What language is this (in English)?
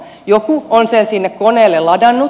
Finnish